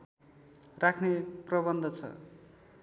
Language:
Nepali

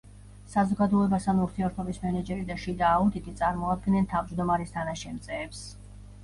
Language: Georgian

